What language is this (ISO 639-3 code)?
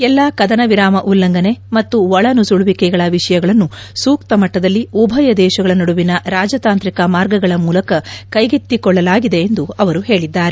kan